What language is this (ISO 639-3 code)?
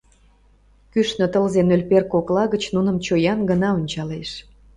chm